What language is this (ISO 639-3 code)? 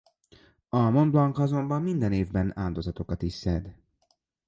hun